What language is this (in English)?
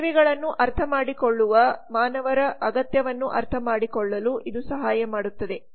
Kannada